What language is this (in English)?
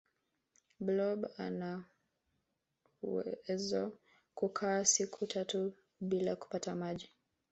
Swahili